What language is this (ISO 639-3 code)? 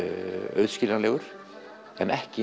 isl